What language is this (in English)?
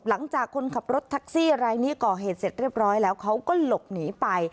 Thai